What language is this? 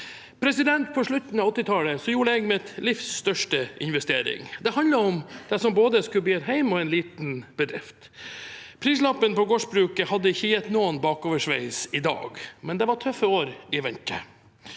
Norwegian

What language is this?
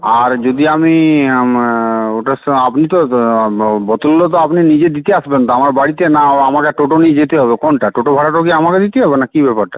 Bangla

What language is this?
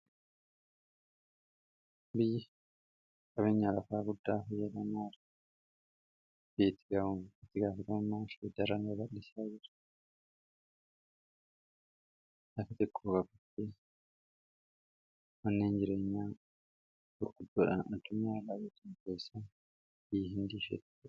Oromo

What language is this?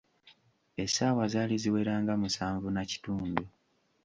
Ganda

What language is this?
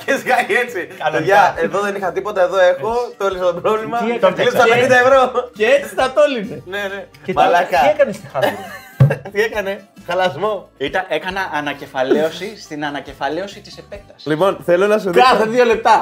Greek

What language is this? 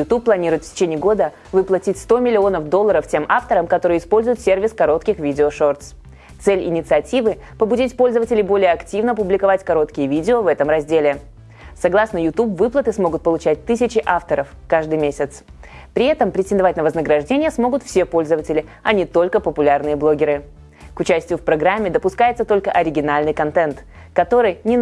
Russian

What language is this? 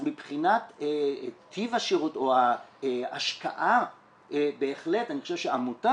Hebrew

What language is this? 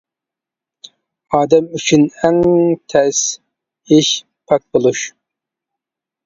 Uyghur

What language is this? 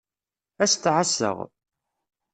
Kabyle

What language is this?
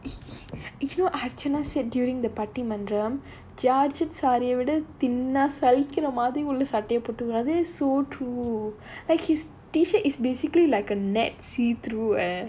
English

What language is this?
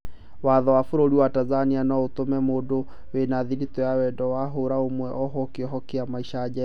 Kikuyu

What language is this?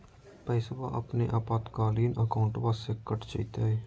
Magahi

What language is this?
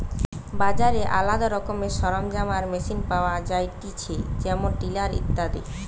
Bangla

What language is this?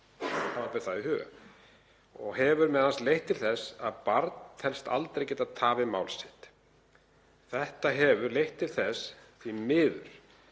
Icelandic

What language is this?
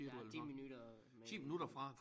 Danish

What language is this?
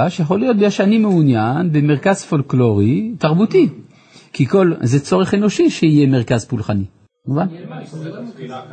Hebrew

